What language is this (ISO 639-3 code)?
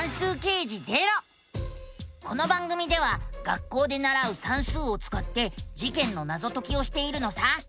jpn